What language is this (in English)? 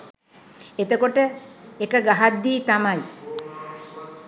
Sinhala